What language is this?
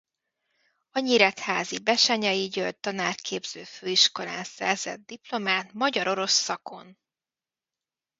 Hungarian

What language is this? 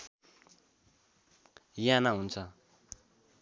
Nepali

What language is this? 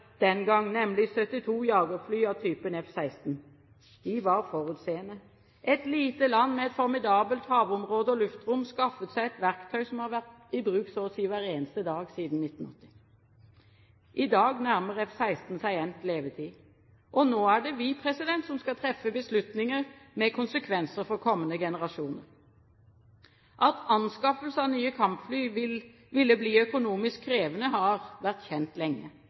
Norwegian Bokmål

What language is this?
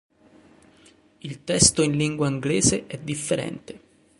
Italian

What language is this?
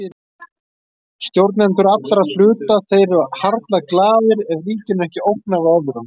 Icelandic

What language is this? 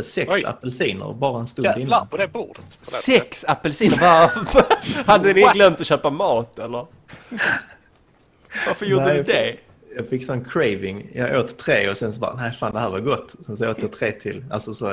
Swedish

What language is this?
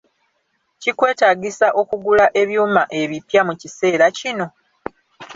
Ganda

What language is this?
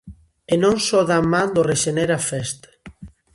Galician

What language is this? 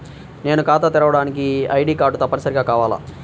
Telugu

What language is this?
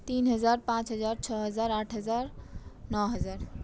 Maithili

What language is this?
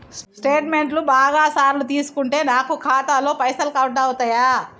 Telugu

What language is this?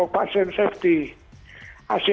Indonesian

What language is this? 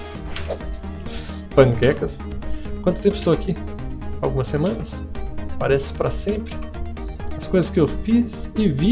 Portuguese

